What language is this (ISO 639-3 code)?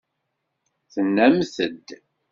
kab